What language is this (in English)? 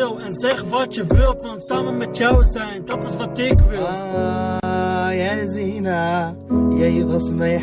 Arabic